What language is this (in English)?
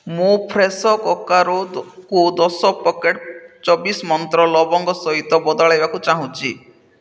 Odia